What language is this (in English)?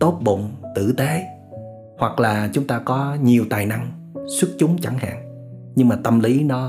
Vietnamese